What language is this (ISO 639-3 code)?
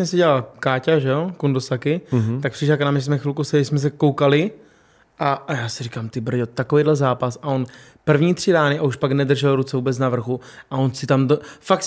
ces